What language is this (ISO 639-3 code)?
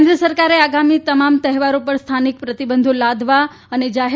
guj